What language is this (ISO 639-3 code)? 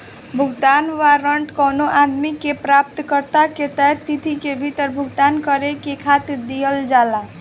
bho